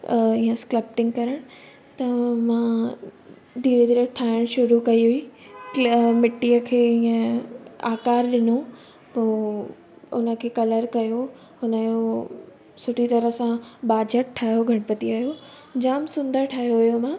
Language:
Sindhi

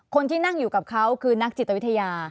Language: Thai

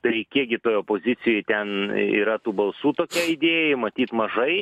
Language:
Lithuanian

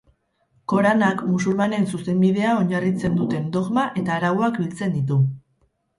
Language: Basque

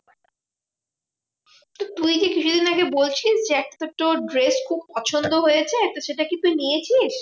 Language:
Bangla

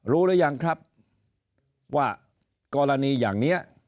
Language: Thai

